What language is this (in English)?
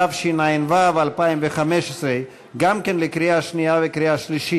Hebrew